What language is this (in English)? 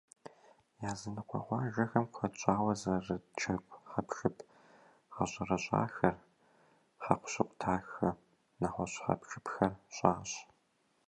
Kabardian